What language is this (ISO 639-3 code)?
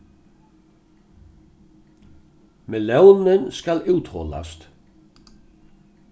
fao